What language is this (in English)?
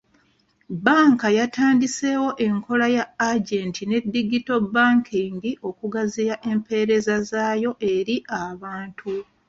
Ganda